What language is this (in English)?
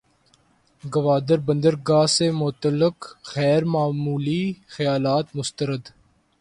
Urdu